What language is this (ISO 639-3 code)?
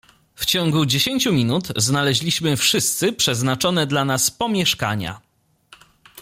pol